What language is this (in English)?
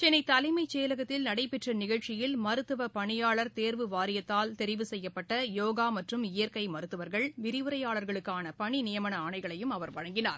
Tamil